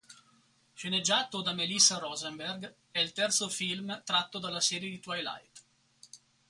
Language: Italian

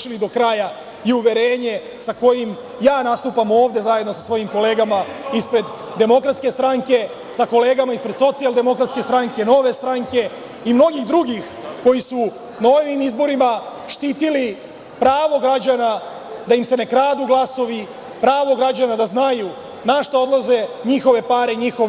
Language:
Serbian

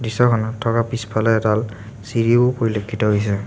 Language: Assamese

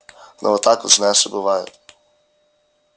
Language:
Russian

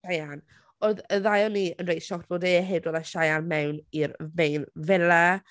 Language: Welsh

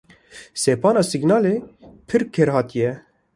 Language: Kurdish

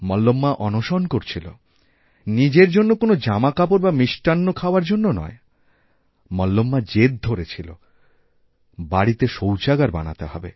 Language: Bangla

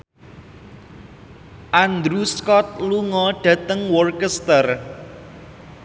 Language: Javanese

